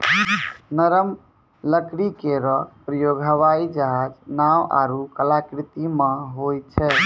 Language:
Maithili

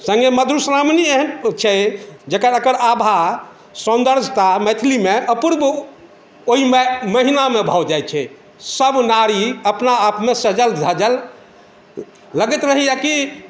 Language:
Maithili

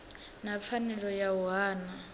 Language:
Venda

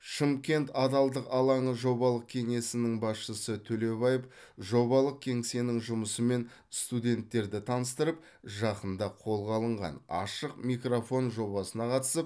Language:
Kazakh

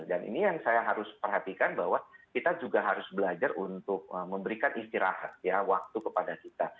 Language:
Indonesian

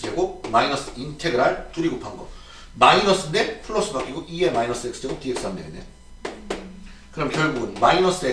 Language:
Korean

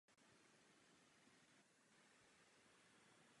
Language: Czech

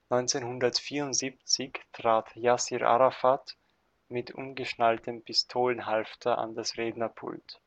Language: German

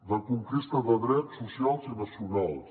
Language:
Catalan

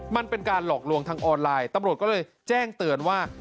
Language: Thai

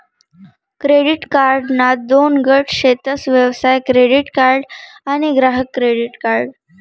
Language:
Marathi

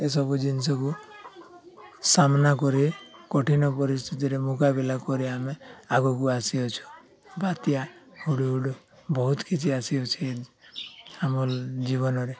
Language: Odia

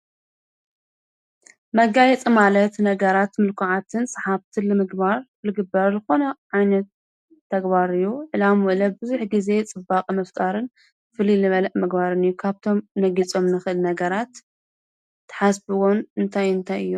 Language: Tigrinya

